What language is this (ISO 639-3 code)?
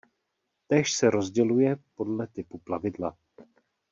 ces